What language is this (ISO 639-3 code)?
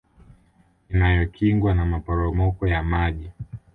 swa